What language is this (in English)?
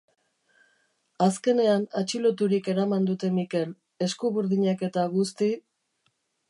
Basque